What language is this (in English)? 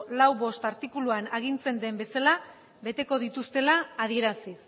Basque